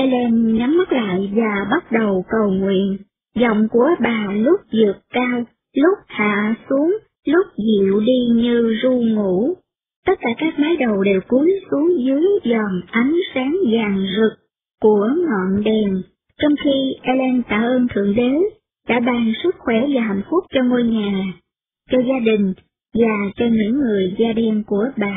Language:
Vietnamese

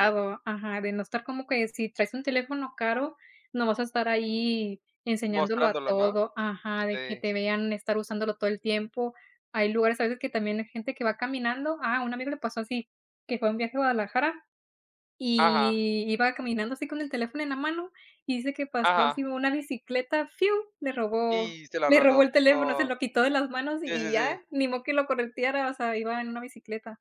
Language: Spanish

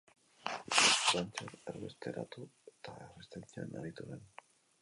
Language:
Basque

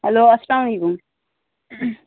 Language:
Kashmiri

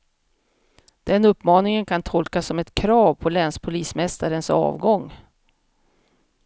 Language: Swedish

